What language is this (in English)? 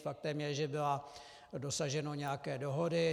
Czech